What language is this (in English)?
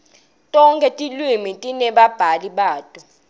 Swati